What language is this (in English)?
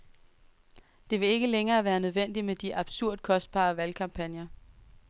Danish